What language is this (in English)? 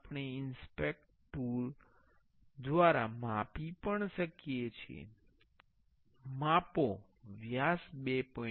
Gujarati